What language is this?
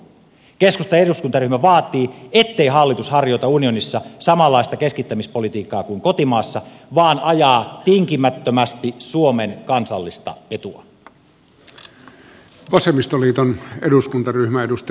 Finnish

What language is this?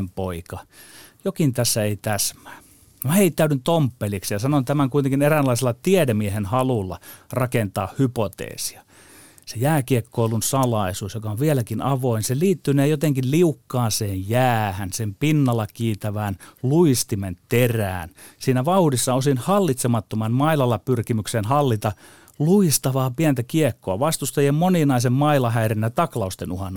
Finnish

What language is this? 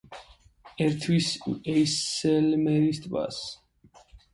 Georgian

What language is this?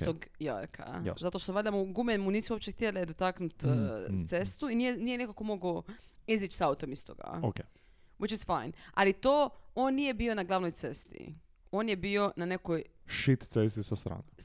Croatian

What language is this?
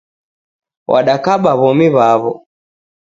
Taita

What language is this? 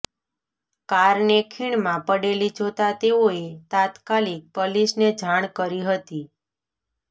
Gujarati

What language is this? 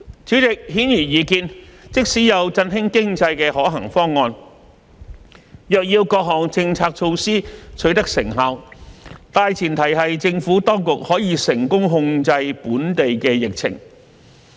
Cantonese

